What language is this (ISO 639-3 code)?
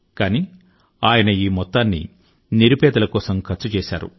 tel